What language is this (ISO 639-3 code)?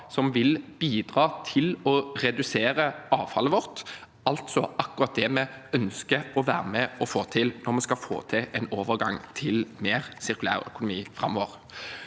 nor